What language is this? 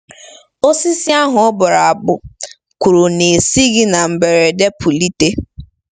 Igbo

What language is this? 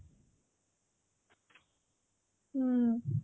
Odia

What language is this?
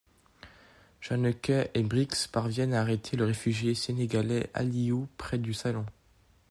French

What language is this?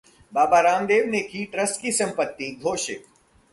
Hindi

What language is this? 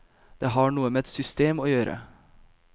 Norwegian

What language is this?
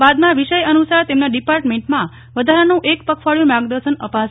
Gujarati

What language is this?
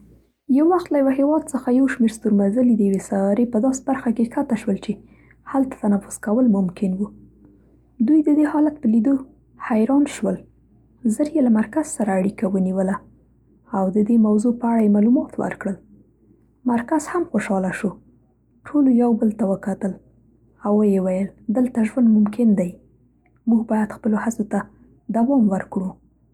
Central Pashto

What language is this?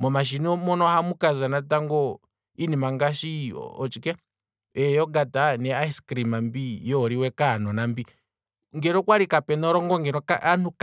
Kwambi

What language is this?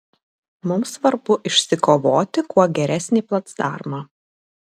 Lithuanian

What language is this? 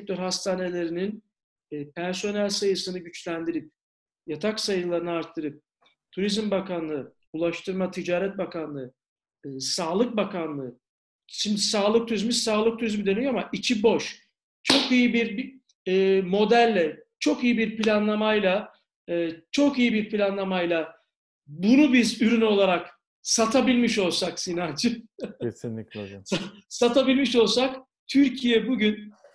Turkish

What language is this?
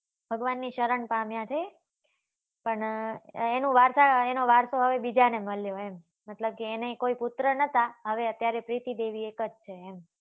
Gujarati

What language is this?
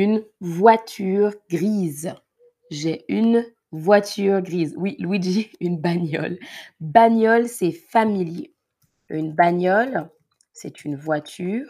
French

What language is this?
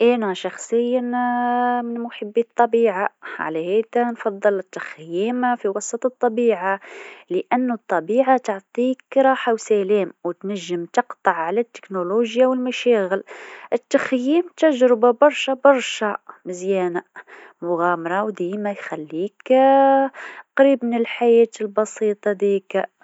Tunisian Arabic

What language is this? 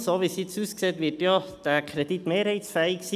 Swiss German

